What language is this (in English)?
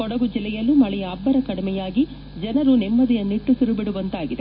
Kannada